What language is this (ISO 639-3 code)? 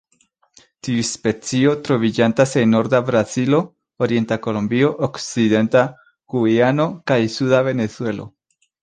epo